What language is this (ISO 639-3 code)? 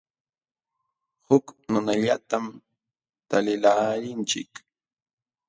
qxw